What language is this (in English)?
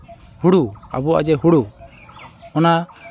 Santali